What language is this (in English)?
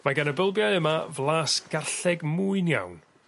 Welsh